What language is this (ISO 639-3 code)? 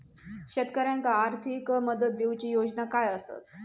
mar